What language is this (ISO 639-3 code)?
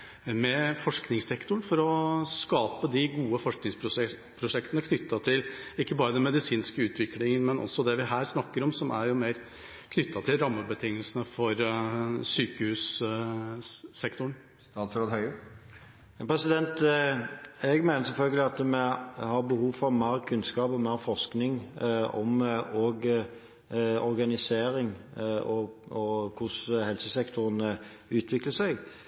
nob